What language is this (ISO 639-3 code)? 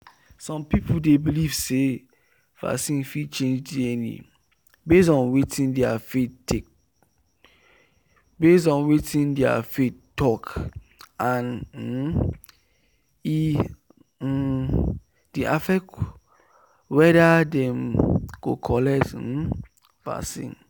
pcm